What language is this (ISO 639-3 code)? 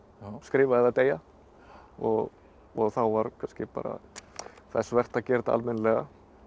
isl